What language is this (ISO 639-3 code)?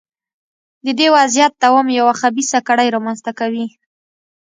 pus